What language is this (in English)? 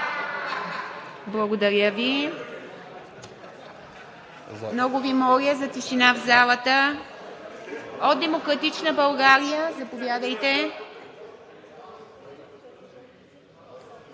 Bulgarian